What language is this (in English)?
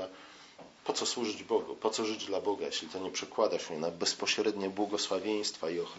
Polish